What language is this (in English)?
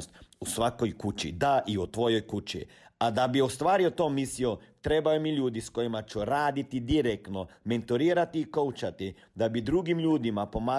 Croatian